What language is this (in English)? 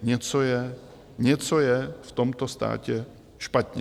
Czech